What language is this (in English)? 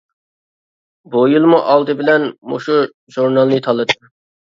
Uyghur